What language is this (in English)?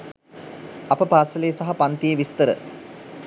Sinhala